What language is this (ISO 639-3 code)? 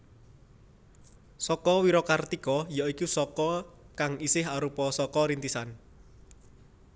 jav